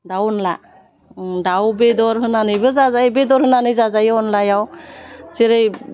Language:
Bodo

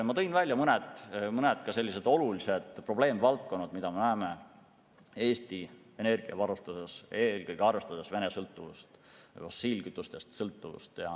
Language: Estonian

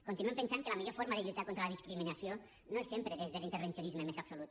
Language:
Catalan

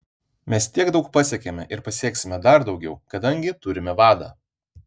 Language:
Lithuanian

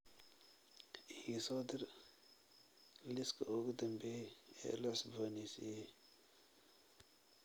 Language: Somali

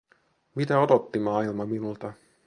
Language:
Finnish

